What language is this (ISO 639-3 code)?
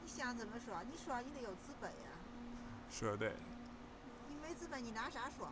zho